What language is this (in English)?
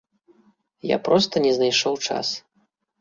Belarusian